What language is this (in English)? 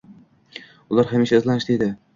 Uzbek